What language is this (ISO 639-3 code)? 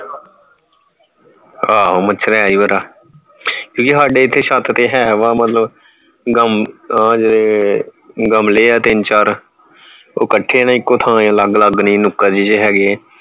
pan